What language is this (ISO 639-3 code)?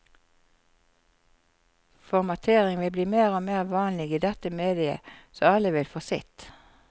nor